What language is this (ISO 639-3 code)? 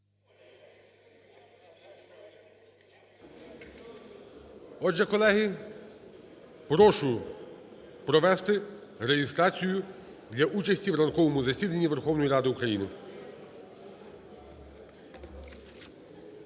ukr